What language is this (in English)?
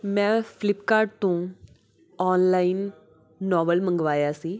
Punjabi